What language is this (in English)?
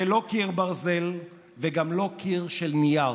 Hebrew